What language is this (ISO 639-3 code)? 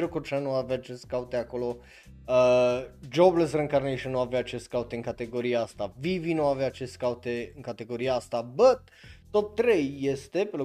ron